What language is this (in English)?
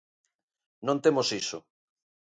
Galician